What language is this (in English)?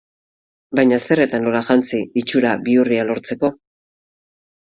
Basque